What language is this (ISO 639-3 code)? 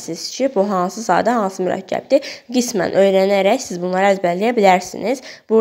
tur